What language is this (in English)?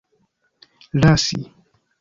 Esperanto